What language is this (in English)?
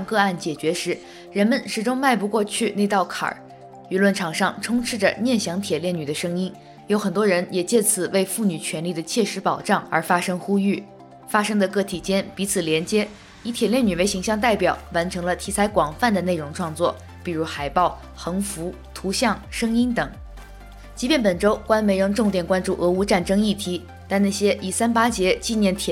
Chinese